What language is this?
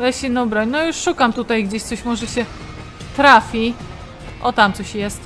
Polish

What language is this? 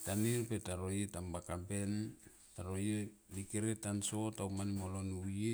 Tomoip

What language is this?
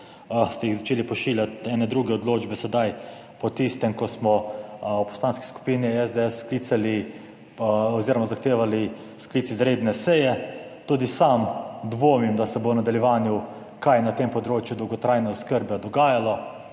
Slovenian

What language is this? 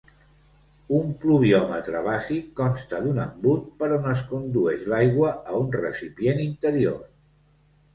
Catalan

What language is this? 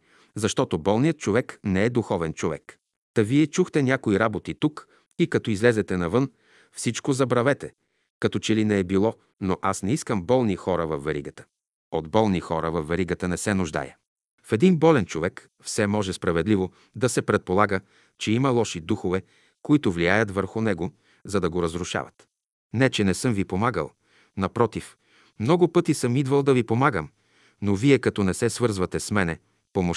Bulgarian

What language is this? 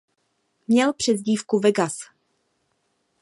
Czech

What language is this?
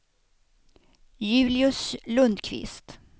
Swedish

